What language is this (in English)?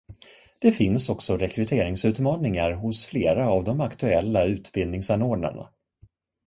Swedish